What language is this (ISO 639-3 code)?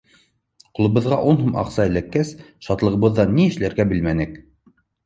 bak